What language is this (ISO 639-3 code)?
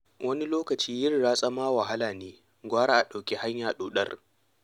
hau